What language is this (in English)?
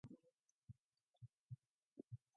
Mongolian